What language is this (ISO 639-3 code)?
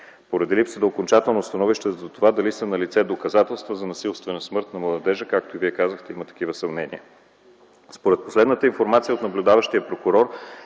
bul